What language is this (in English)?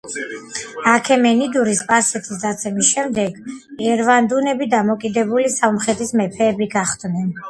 Georgian